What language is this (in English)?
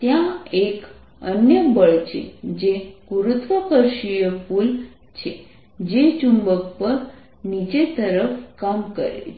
Gujarati